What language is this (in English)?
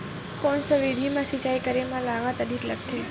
Chhattisgarhi